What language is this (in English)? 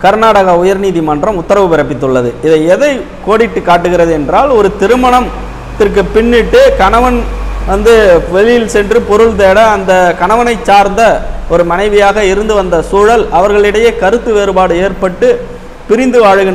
Arabic